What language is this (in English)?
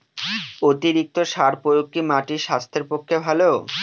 Bangla